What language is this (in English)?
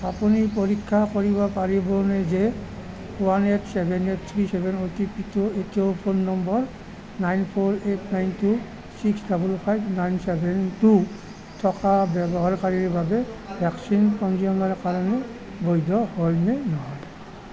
Assamese